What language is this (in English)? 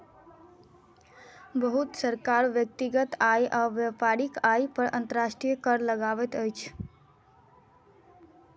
Maithili